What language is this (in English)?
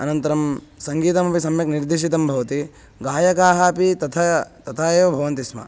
Sanskrit